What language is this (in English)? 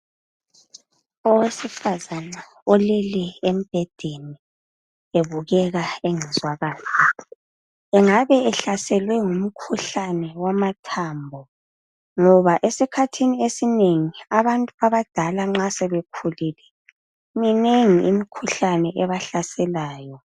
North Ndebele